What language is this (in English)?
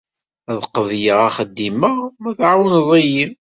Kabyle